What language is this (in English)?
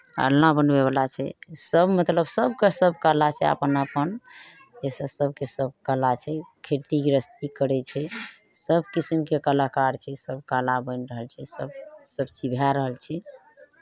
Maithili